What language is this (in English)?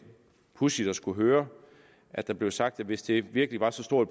Danish